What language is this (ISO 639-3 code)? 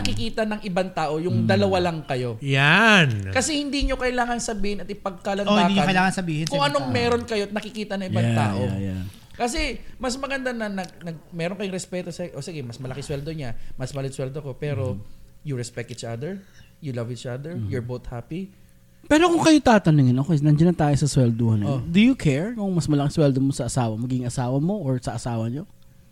fil